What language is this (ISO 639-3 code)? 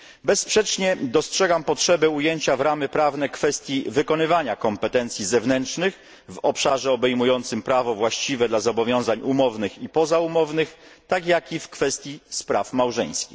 pol